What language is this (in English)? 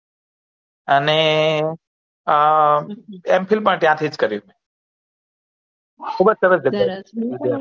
Gujarati